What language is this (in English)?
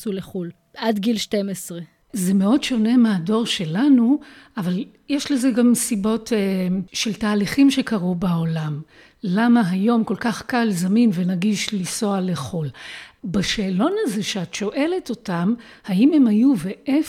Hebrew